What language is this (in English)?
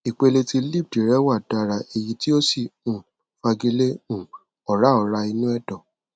Yoruba